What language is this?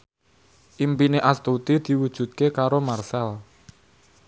Javanese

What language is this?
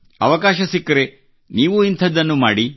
Kannada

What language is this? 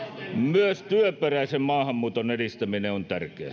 Finnish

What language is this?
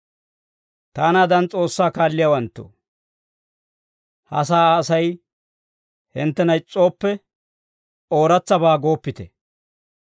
Dawro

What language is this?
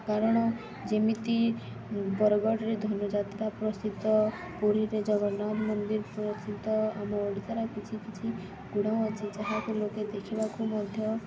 Odia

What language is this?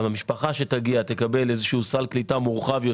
Hebrew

